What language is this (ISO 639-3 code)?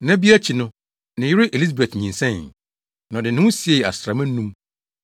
aka